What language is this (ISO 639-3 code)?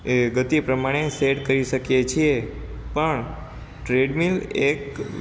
guj